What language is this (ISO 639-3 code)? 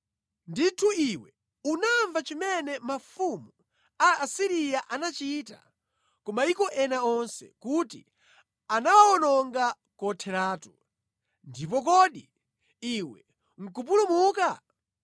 nya